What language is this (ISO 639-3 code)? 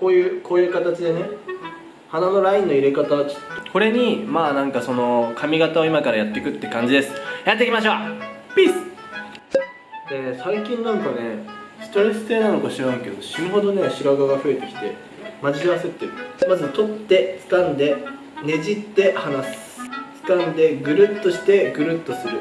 jpn